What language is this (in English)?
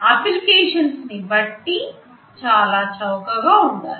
Telugu